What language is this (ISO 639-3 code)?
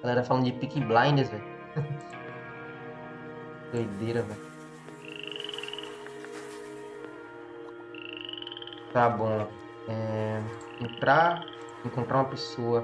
por